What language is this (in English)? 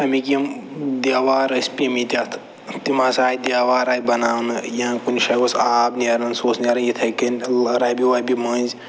Kashmiri